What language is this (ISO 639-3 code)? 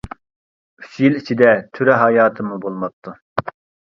uig